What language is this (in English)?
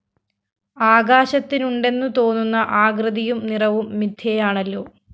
Malayalam